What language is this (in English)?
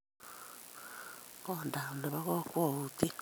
Kalenjin